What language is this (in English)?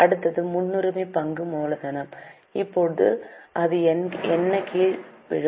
Tamil